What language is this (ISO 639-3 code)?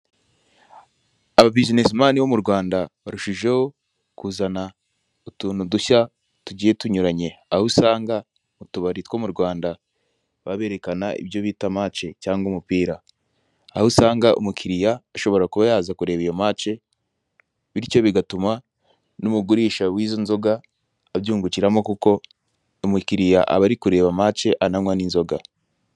kin